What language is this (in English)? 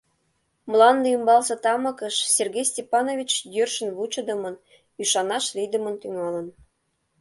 Mari